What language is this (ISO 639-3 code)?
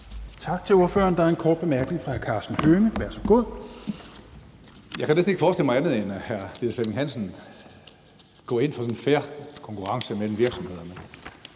dan